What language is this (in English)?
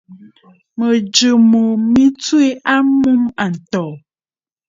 Bafut